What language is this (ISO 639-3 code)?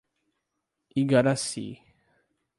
por